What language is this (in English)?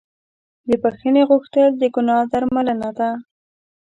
Pashto